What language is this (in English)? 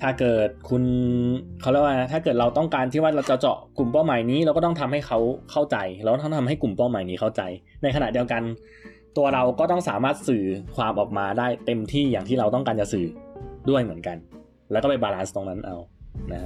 Thai